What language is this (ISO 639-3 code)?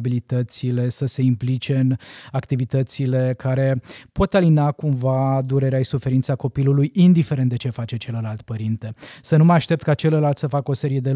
ron